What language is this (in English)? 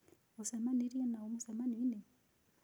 Kikuyu